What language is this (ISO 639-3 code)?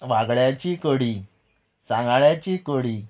kok